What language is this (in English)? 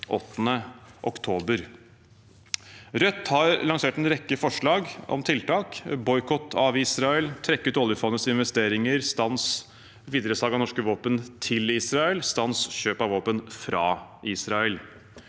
Norwegian